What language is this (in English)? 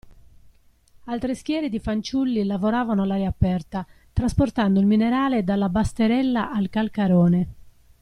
Italian